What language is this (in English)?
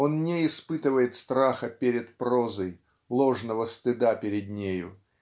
Russian